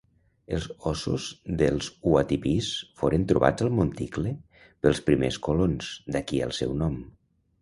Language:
Catalan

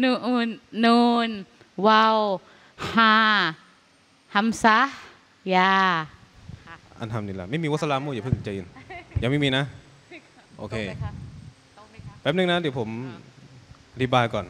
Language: Thai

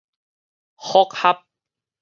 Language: Min Nan Chinese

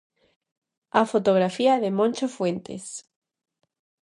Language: Galician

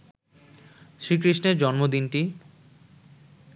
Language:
Bangla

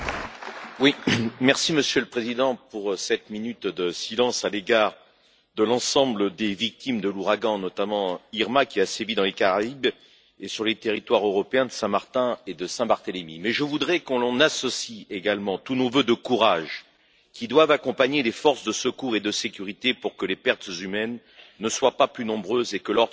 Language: French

